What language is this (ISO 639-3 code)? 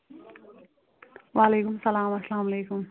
kas